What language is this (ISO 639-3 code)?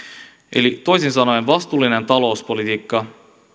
fin